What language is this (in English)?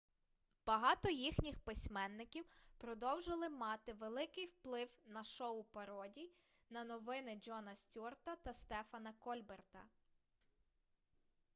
Ukrainian